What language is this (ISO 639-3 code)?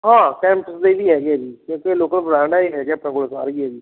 pan